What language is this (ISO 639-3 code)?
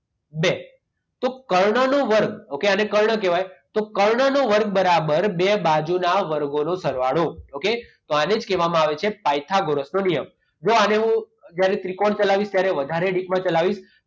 guj